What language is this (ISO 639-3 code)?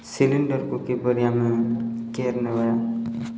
ori